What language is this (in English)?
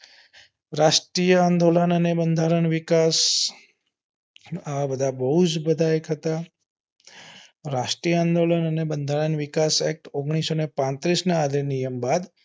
Gujarati